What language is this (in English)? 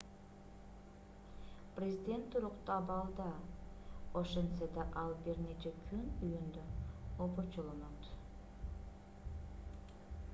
Kyrgyz